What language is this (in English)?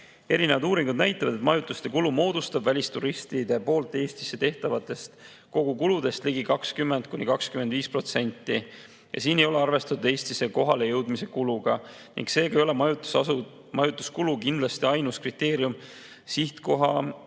Estonian